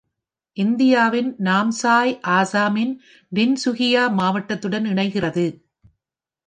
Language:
Tamil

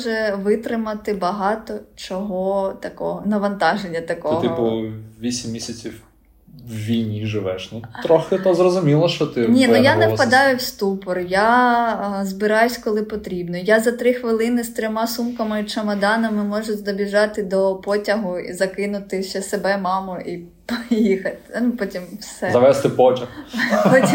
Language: Ukrainian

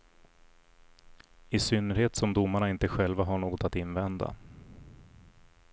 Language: Swedish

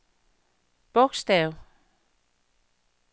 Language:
Danish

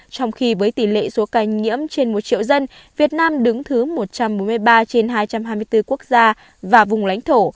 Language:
Vietnamese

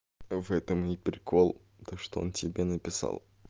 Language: Russian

